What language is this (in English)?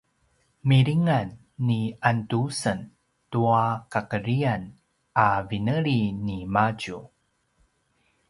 Paiwan